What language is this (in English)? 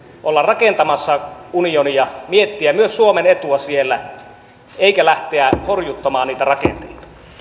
Finnish